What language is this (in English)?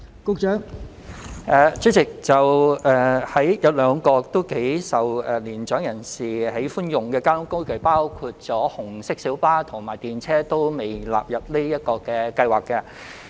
Cantonese